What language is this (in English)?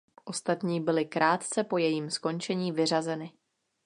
Czech